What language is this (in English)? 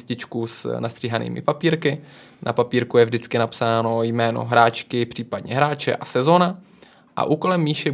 Czech